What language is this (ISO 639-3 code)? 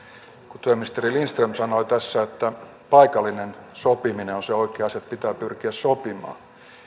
fin